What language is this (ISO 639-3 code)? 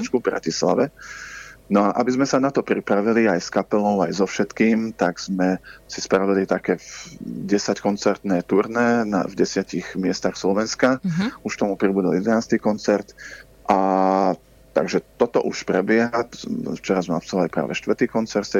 slk